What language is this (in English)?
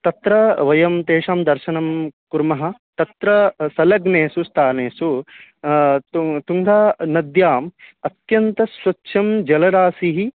Sanskrit